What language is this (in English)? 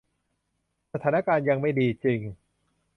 Thai